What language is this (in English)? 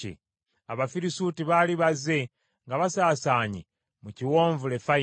Ganda